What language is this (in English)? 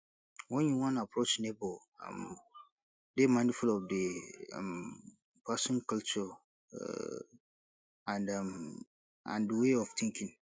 Nigerian Pidgin